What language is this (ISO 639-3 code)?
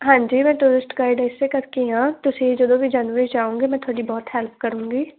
pan